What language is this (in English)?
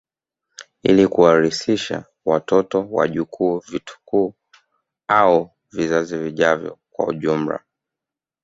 Swahili